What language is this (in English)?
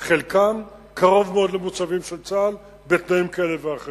Hebrew